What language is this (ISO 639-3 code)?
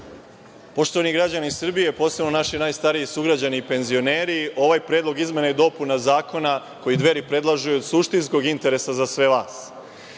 srp